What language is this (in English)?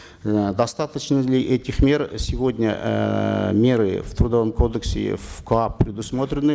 Kazakh